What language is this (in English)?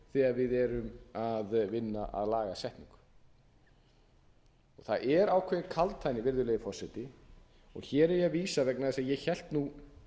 Icelandic